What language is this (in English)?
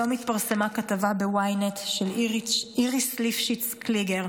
Hebrew